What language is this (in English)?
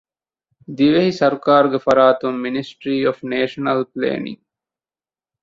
Divehi